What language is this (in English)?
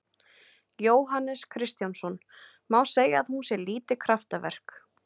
Icelandic